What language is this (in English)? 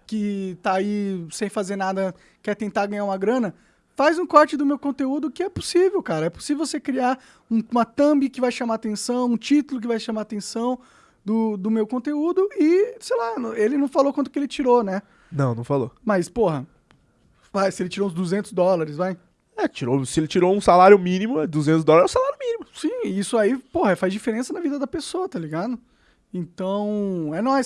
Portuguese